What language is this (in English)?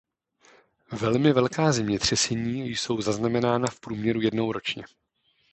Czech